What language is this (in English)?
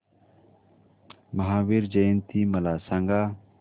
Marathi